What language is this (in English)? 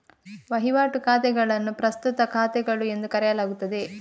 Kannada